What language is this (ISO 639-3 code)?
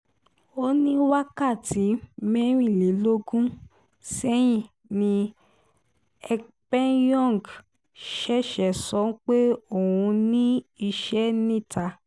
yor